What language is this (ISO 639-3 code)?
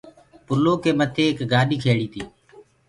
ggg